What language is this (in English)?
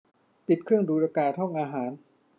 Thai